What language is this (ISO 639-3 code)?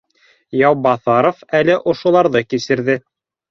bak